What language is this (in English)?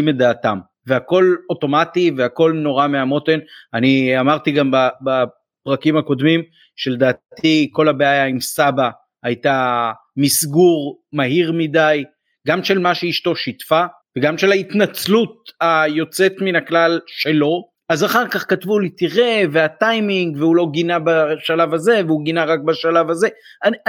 Hebrew